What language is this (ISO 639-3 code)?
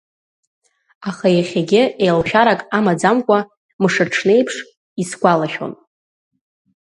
abk